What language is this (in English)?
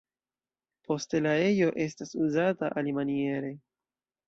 Esperanto